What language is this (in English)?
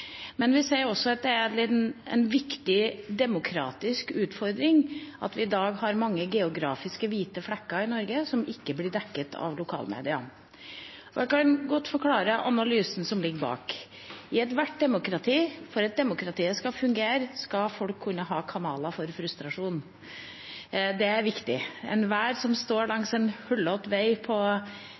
Norwegian Bokmål